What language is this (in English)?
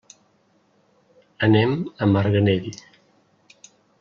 Catalan